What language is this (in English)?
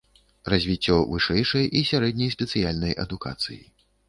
Belarusian